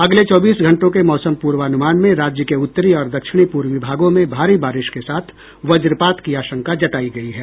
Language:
Hindi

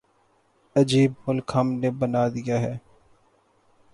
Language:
Urdu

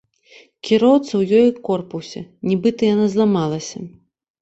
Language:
Belarusian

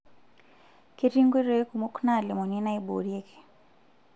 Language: Masai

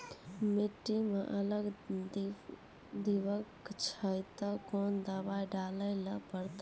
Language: Maithili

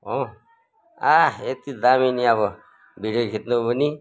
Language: Nepali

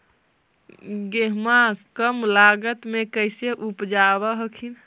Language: Magahi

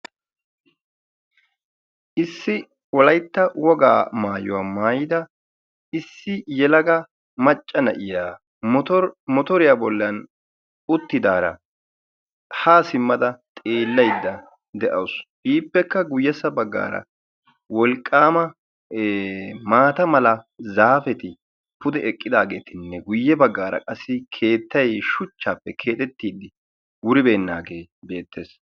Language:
Wolaytta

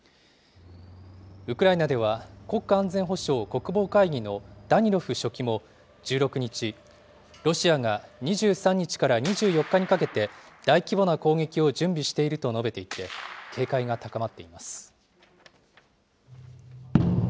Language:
Japanese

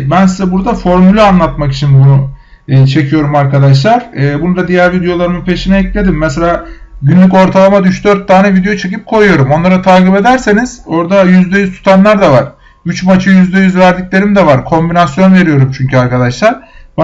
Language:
Turkish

